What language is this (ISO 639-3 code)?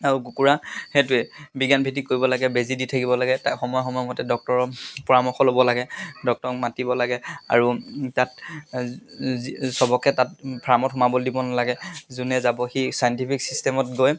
asm